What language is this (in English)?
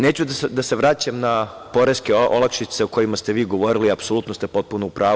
Serbian